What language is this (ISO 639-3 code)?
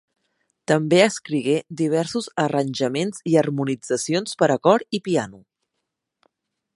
cat